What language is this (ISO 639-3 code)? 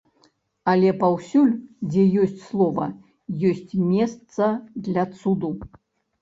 bel